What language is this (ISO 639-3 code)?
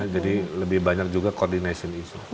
ind